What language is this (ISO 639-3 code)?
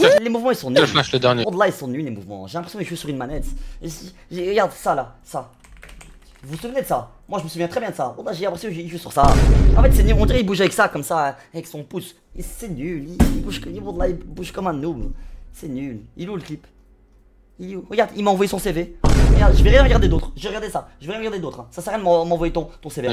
fra